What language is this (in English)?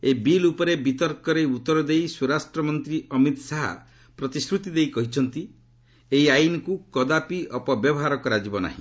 Odia